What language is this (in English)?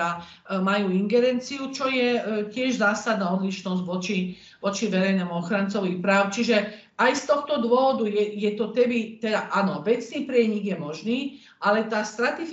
Slovak